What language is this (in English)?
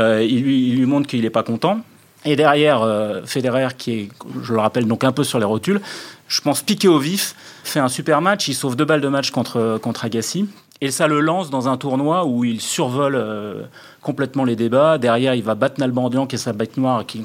French